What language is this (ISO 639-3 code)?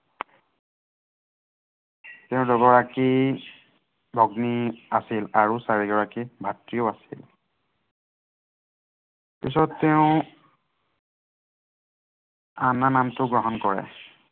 asm